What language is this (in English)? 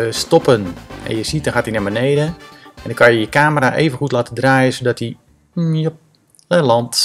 Dutch